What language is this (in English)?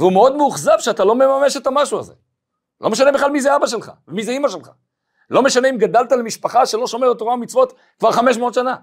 Hebrew